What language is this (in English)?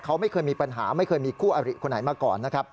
Thai